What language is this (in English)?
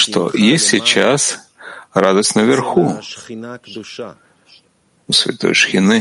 Russian